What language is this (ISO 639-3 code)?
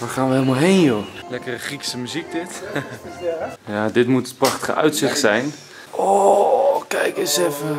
nld